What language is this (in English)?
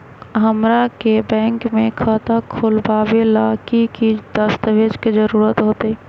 Magahi